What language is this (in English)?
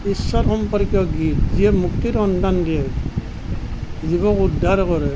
Assamese